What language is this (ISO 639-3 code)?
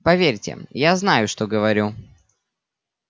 rus